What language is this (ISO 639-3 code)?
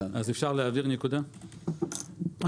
heb